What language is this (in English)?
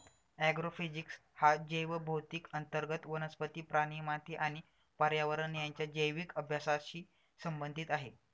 Marathi